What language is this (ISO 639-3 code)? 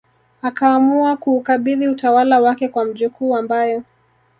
swa